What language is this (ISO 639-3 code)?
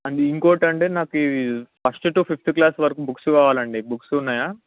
tel